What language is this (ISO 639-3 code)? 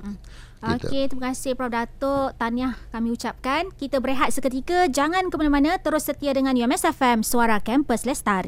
msa